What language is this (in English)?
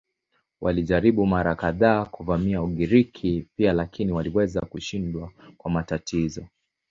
Swahili